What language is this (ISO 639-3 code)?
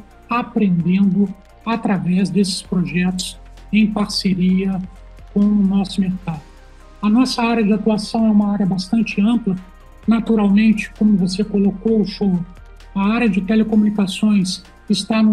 por